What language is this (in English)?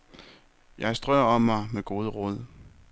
Danish